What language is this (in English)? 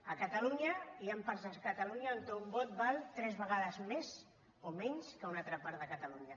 Catalan